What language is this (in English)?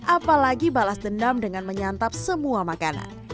Indonesian